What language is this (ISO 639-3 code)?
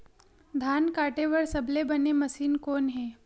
hne